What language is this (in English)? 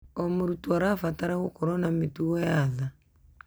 Kikuyu